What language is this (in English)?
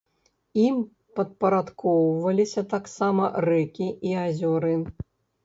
Belarusian